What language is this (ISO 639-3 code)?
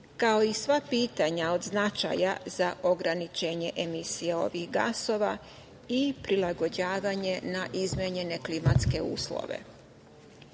srp